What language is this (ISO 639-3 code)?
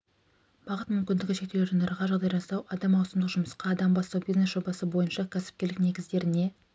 kaz